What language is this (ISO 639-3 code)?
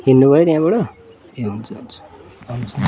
nep